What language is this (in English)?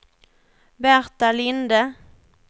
Swedish